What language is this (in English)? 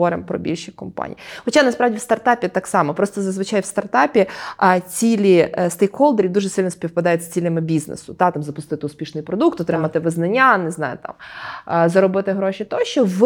Ukrainian